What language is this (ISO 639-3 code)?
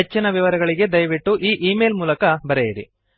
kan